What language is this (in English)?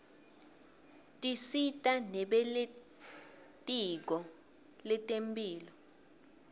Swati